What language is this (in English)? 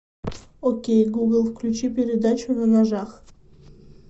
Russian